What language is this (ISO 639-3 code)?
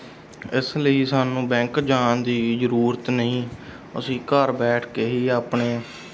pan